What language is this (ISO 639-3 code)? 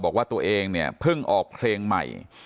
tha